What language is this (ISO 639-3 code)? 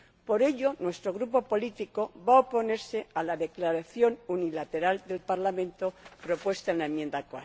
spa